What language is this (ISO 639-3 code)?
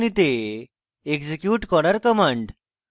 ben